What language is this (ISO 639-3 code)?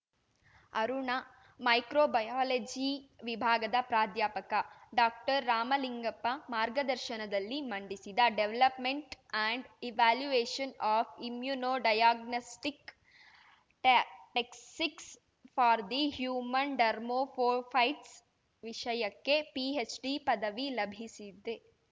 kan